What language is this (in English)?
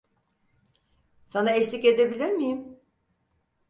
Turkish